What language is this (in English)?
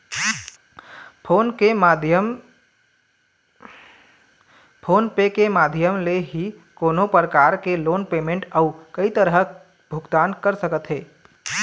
Chhattisgarhi